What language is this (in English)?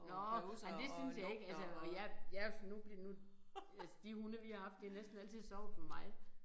Danish